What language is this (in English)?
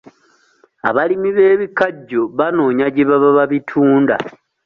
Ganda